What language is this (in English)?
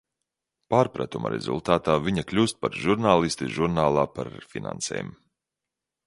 Latvian